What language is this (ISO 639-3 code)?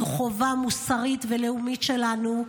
heb